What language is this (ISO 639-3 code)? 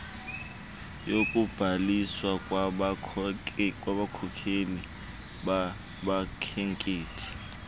xho